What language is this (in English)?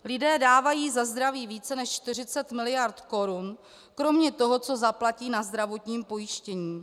Czech